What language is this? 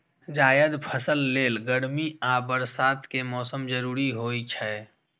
Maithili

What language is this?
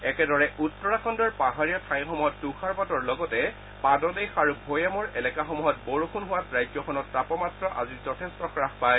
Assamese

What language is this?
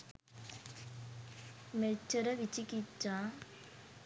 Sinhala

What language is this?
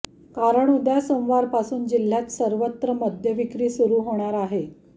Marathi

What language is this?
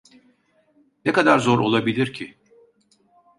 Turkish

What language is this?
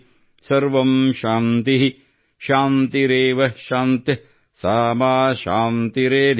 Kannada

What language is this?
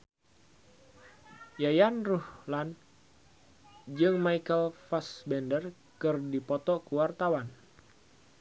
Sundanese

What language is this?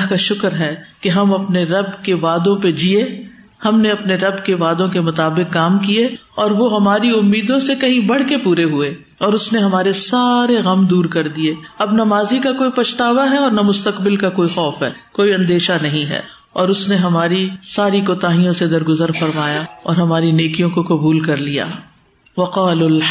Urdu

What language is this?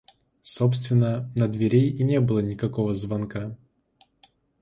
Russian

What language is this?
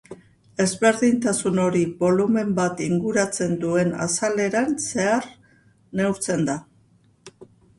Basque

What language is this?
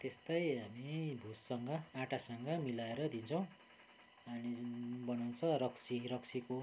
Nepali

